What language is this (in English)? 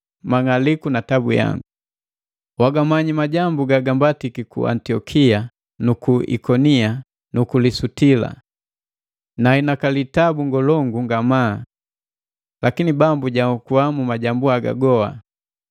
Matengo